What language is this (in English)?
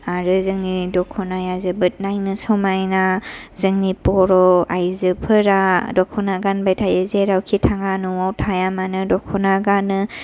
Bodo